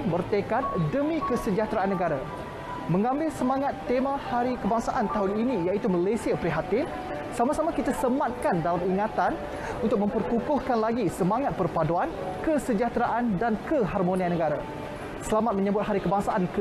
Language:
Malay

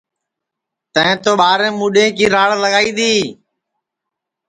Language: Sansi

